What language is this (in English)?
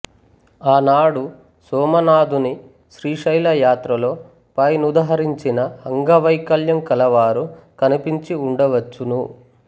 Telugu